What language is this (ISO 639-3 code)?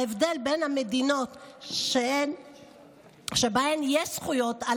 heb